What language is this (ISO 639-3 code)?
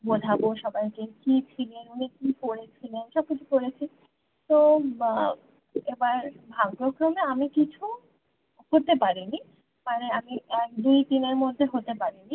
ben